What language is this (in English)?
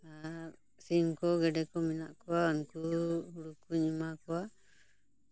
Santali